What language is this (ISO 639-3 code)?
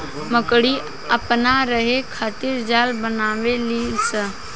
bho